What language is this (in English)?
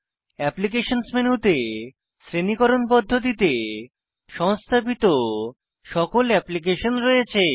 Bangla